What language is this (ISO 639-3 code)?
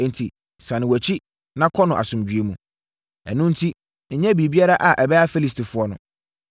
aka